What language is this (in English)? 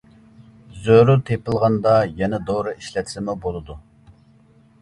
Uyghur